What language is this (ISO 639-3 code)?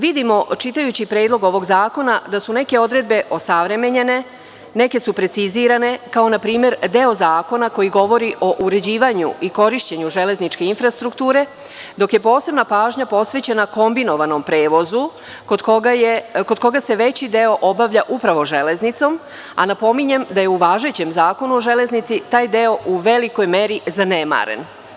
srp